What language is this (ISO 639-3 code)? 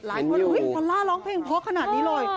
tha